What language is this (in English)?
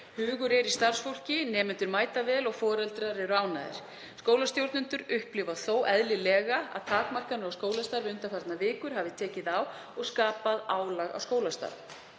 Icelandic